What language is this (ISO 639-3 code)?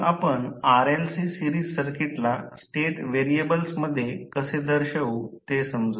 mar